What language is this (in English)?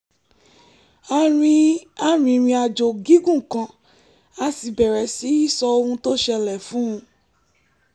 Yoruba